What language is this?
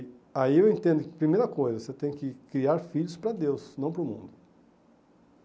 Portuguese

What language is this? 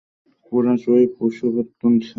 Bangla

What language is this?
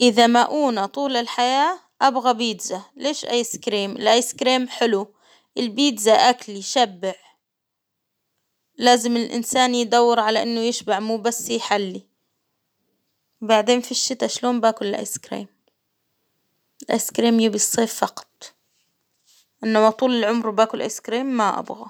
Hijazi Arabic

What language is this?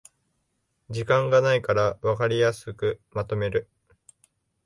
Japanese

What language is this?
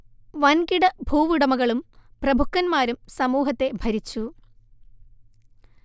Malayalam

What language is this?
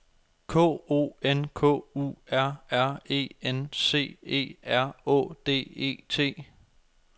Danish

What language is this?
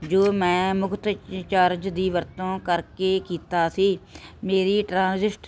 Punjabi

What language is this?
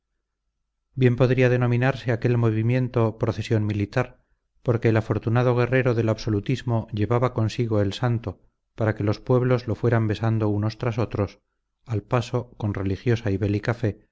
Spanish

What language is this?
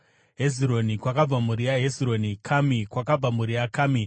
Shona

